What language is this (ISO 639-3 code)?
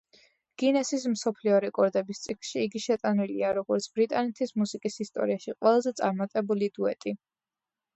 kat